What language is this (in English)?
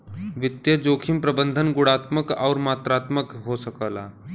Bhojpuri